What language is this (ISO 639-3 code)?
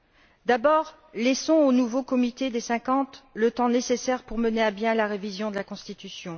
fra